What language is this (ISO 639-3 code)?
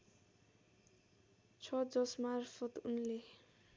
nep